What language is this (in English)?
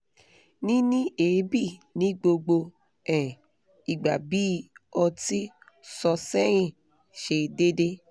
Yoruba